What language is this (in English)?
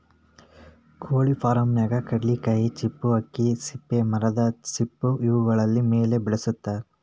Kannada